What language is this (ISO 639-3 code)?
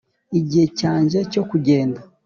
kin